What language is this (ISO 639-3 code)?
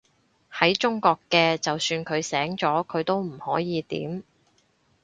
yue